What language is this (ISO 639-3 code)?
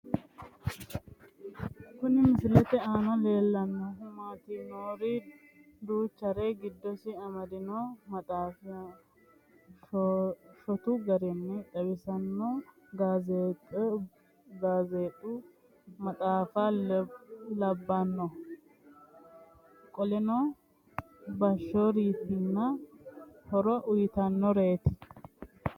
sid